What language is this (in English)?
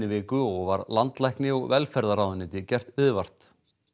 Icelandic